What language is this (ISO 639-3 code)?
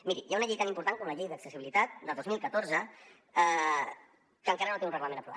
cat